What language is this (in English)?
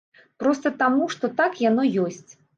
Belarusian